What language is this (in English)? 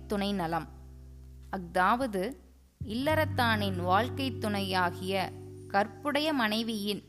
Tamil